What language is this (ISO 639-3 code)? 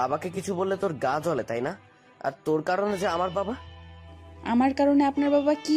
ben